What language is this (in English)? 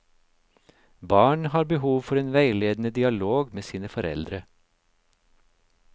Norwegian